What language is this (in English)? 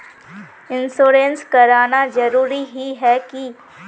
Magahi